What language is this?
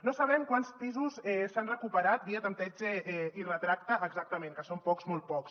Catalan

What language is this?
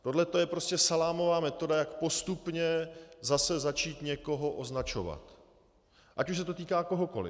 Czech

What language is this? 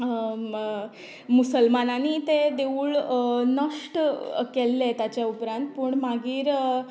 Konkani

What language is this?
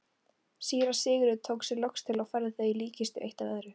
Icelandic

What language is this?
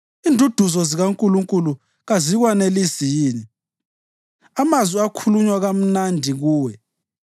North Ndebele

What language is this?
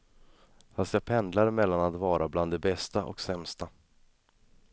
Swedish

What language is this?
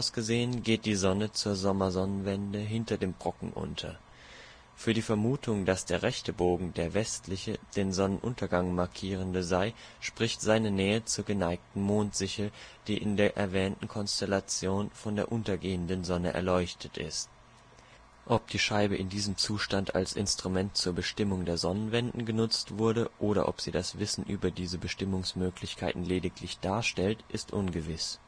German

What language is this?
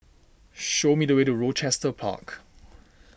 English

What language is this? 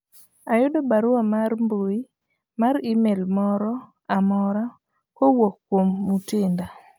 Luo (Kenya and Tanzania)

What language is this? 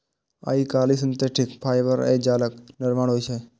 Maithili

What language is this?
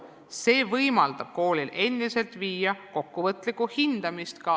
Estonian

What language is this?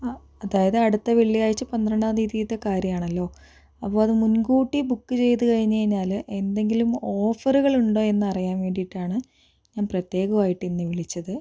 Malayalam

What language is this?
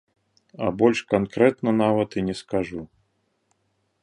Belarusian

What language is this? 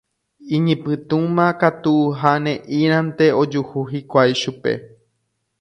Guarani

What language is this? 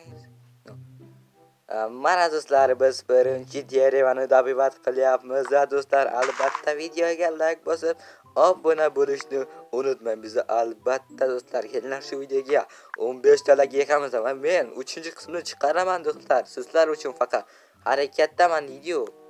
Turkish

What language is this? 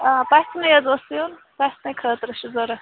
Kashmiri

